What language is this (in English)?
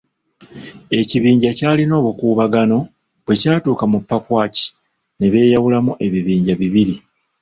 Ganda